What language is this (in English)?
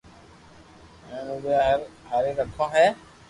Loarki